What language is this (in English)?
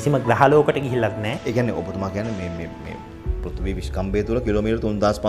Indonesian